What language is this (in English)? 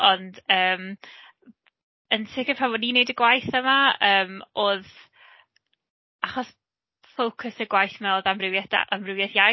Welsh